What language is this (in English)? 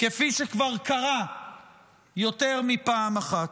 Hebrew